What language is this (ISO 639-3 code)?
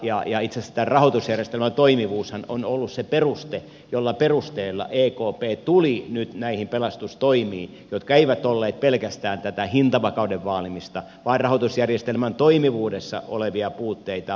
fin